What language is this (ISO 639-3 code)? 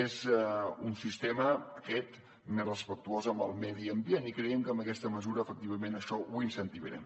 cat